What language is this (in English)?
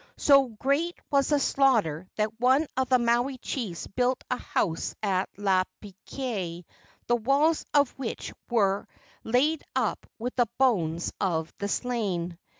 English